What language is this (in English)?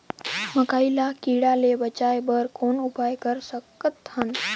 Chhattisgarhi